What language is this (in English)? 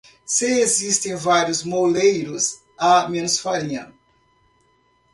Portuguese